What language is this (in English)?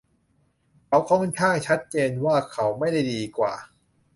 Thai